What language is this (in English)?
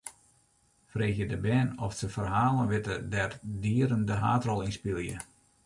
Western Frisian